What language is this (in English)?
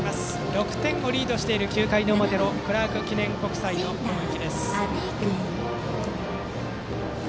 Japanese